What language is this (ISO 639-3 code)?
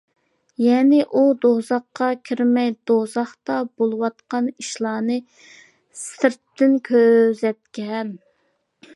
uig